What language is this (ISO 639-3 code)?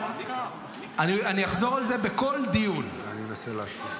heb